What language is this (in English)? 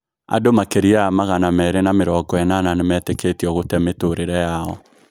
Kikuyu